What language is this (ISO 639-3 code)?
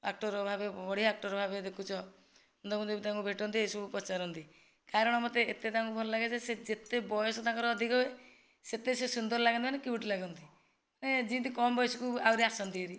ori